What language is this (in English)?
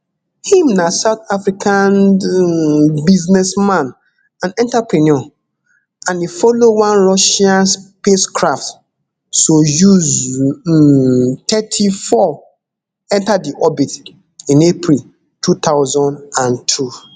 Nigerian Pidgin